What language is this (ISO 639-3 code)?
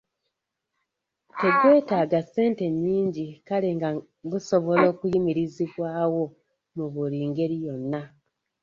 lug